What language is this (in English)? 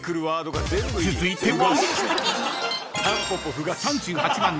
Japanese